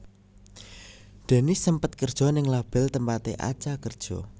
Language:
Javanese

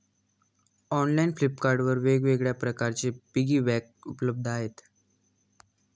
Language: Marathi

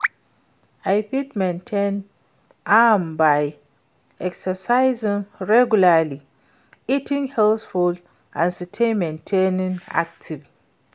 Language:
Nigerian Pidgin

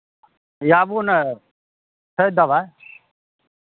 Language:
Maithili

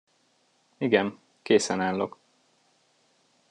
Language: Hungarian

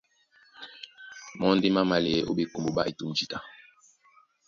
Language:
Duala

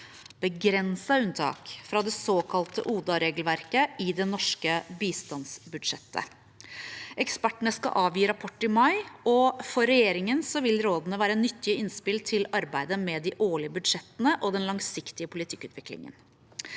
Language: Norwegian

